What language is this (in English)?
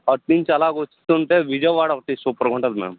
Telugu